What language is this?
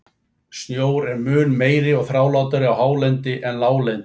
Icelandic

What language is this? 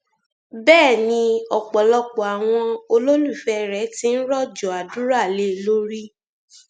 Yoruba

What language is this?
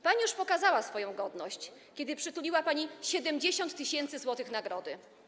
Polish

